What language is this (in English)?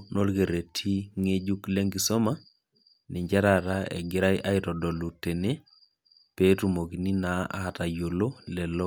Masai